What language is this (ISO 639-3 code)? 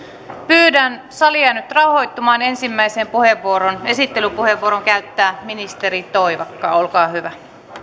fin